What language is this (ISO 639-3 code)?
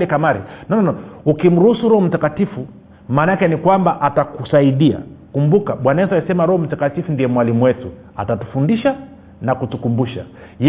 swa